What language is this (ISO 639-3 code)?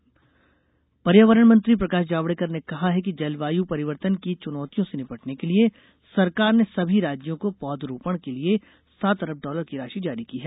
hin